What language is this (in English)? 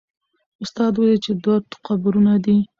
Pashto